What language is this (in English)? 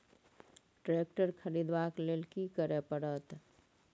Maithili